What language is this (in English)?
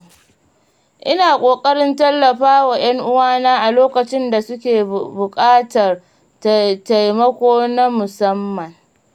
Hausa